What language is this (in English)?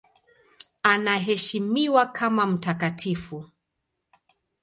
Swahili